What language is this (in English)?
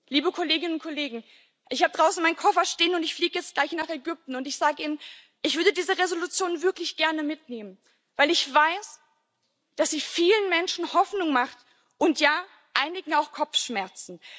German